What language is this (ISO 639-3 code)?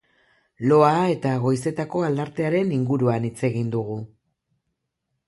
eus